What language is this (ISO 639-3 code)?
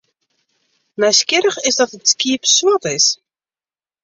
fry